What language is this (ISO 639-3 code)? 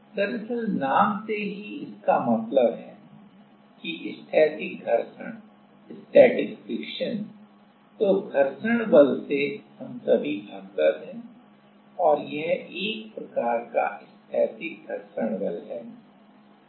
hin